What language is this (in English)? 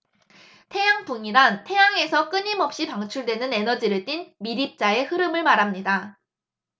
Korean